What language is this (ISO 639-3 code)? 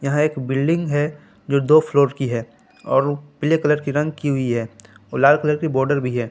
hin